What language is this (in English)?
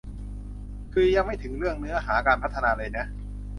Thai